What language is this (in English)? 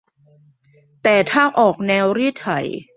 Thai